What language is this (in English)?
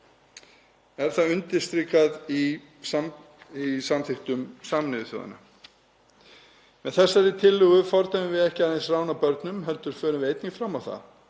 Icelandic